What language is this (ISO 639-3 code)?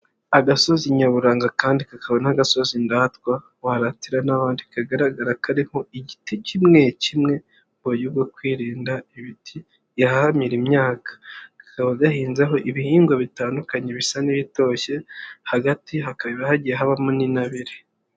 kin